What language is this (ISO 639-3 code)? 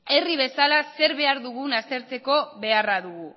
eus